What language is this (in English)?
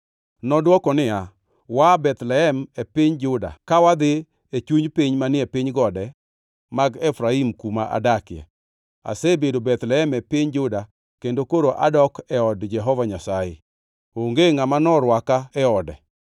Luo (Kenya and Tanzania)